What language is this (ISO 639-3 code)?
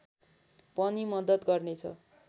nep